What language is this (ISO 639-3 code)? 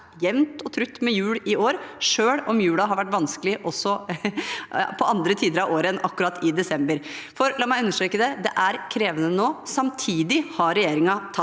nor